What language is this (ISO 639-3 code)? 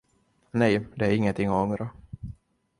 swe